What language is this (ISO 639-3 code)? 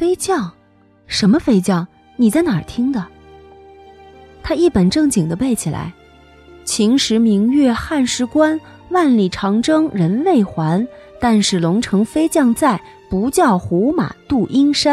zho